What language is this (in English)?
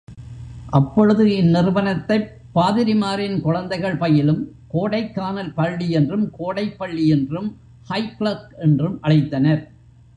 Tamil